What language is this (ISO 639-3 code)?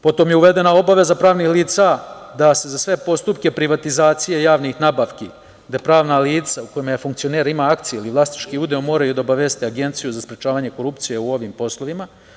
srp